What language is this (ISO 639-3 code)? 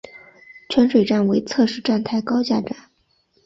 zho